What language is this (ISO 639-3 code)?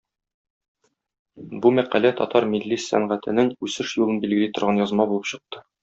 tat